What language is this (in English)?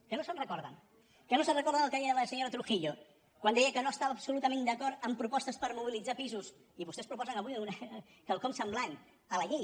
Catalan